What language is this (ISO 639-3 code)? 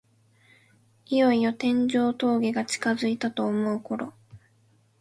jpn